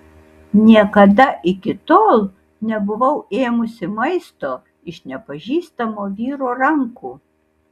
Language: Lithuanian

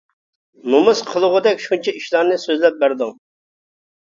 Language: Uyghur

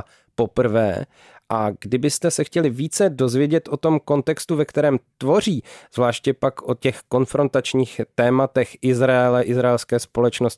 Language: Czech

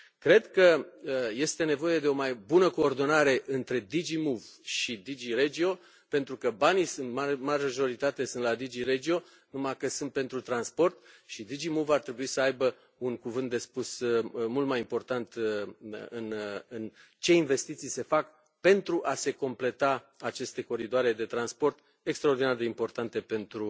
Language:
Romanian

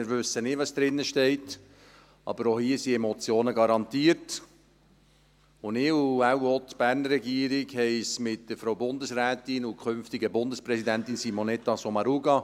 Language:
Swiss German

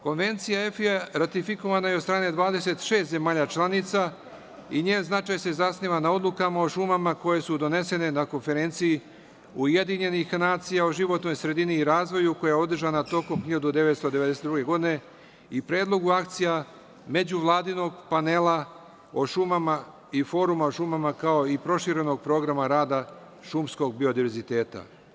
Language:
Serbian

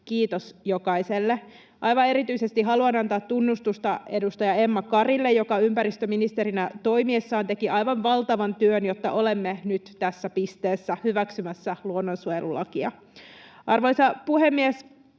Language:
Finnish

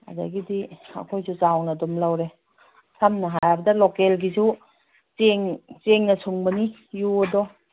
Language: Manipuri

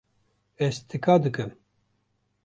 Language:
Kurdish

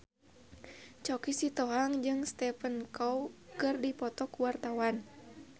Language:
Sundanese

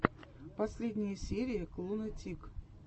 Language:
Russian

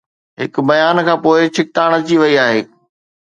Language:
Sindhi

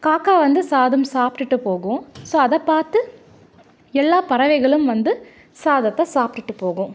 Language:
Tamil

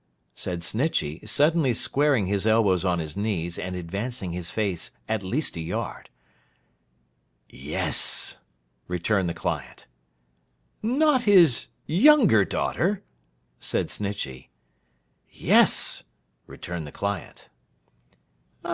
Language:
English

